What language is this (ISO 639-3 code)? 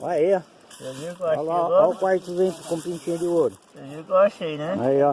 por